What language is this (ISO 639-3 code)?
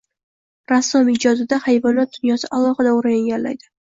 uzb